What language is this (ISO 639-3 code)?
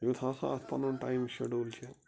kas